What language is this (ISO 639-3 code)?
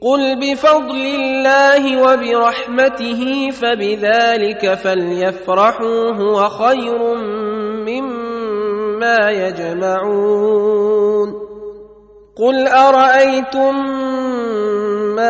ara